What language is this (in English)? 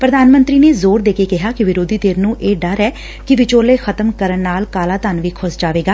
Punjabi